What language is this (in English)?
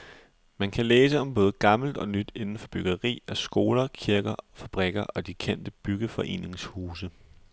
Danish